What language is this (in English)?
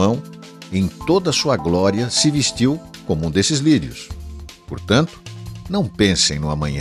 Portuguese